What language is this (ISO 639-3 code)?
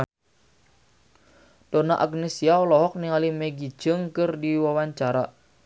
sun